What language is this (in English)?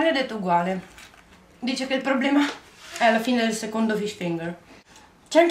Italian